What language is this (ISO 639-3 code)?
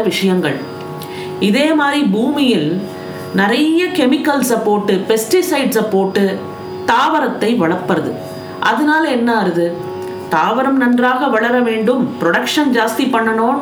tam